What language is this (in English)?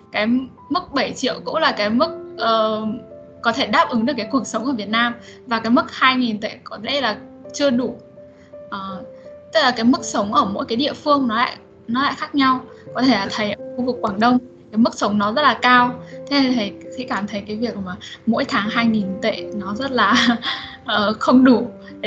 Vietnamese